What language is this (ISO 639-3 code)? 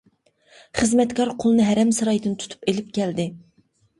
uig